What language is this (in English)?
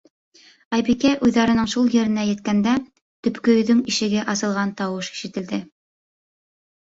Bashkir